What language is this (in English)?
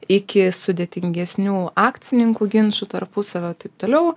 Lithuanian